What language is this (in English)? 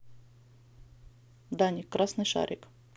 Russian